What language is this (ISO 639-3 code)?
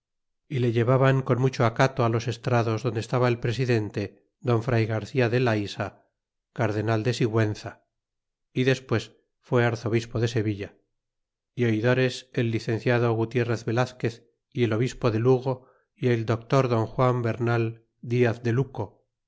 spa